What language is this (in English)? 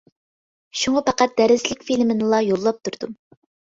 Uyghur